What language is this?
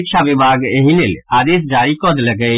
Maithili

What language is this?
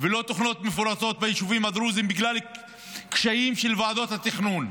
Hebrew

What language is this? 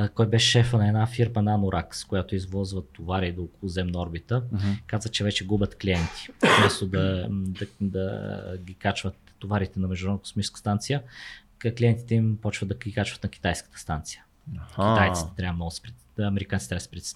Bulgarian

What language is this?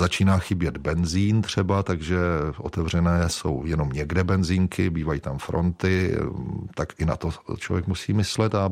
Czech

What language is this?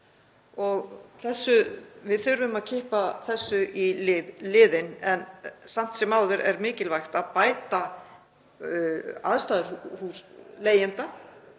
Icelandic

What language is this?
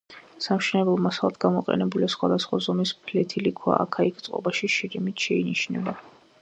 Georgian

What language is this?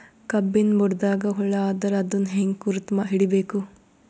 Kannada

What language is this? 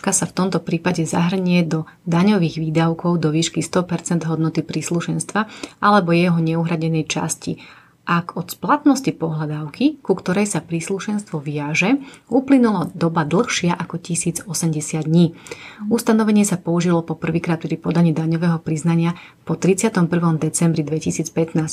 Slovak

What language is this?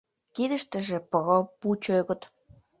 Mari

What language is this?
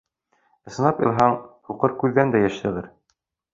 Bashkir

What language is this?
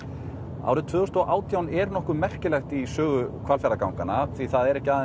Icelandic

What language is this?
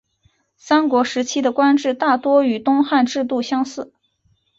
Chinese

